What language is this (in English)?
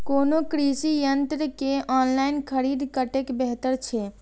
Maithili